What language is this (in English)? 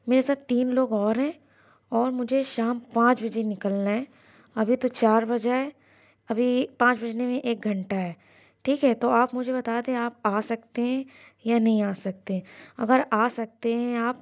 Urdu